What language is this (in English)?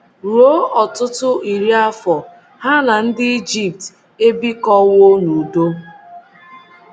Igbo